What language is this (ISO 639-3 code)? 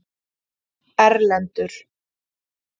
isl